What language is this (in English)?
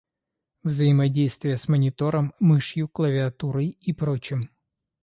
Russian